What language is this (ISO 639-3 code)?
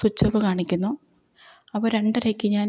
mal